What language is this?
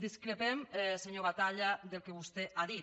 Catalan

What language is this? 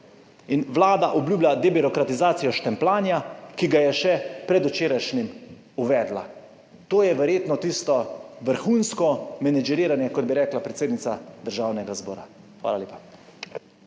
Slovenian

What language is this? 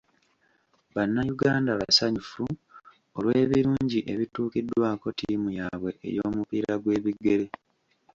Ganda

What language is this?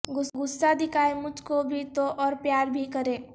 Urdu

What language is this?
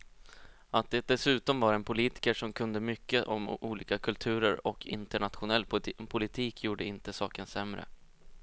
Swedish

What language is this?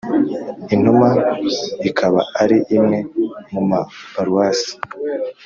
Kinyarwanda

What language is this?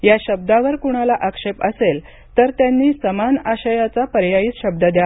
Marathi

